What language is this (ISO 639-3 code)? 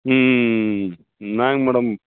tam